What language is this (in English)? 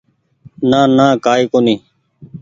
Goaria